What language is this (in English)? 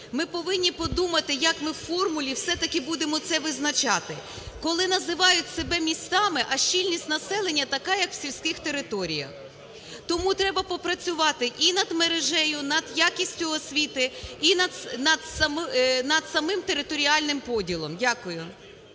Ukrainian